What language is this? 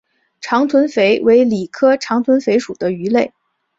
Chinese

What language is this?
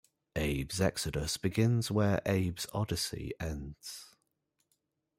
English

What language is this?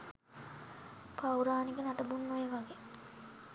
Sinhala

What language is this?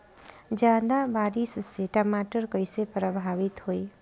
Bhojpuri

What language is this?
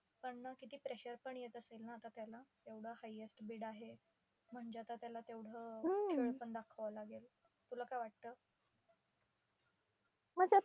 Marathi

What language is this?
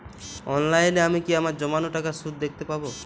Bangla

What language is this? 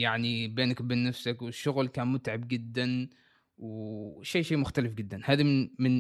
Arabic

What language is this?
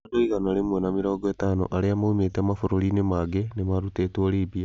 Kikuyu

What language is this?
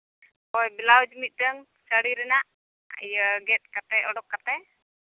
Santali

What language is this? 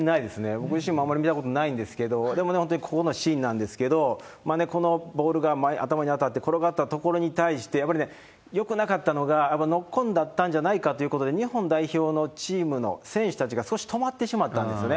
Japanese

